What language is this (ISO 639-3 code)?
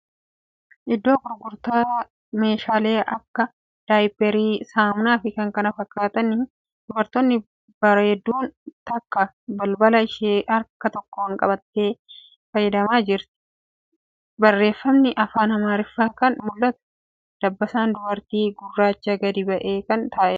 orm